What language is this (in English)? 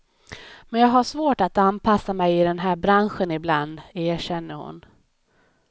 Swedish